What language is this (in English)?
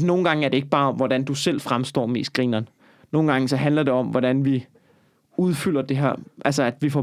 Danish